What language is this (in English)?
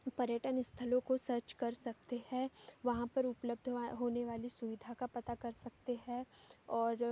Hindi